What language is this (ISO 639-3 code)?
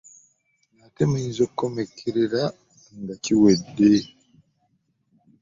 lug